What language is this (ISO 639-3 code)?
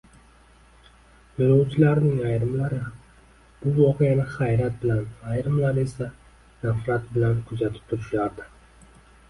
uzb